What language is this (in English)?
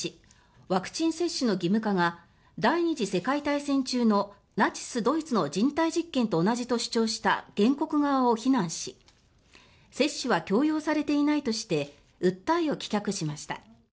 Japanese